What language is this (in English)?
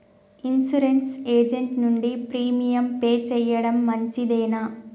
Telugu